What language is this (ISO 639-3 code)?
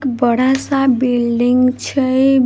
mai